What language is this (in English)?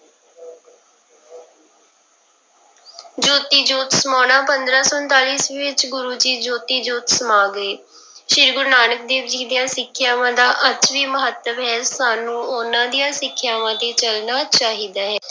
Punjabi